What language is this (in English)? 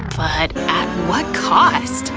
English